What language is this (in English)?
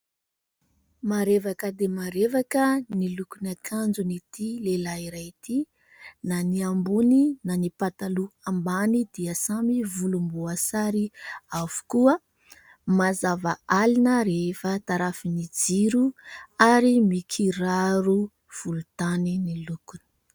Malagasy